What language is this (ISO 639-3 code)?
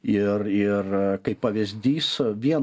lit